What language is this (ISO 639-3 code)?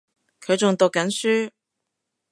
yue